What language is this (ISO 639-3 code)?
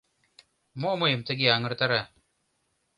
chm